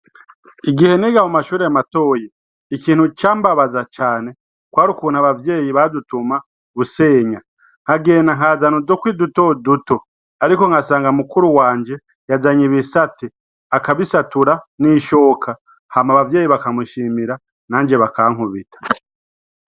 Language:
Rundi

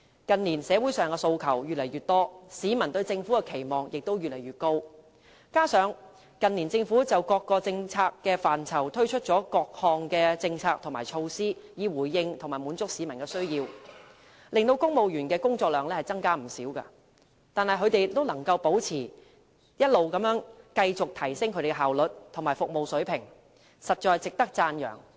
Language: Cantonese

